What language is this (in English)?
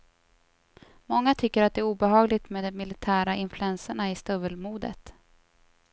Swedish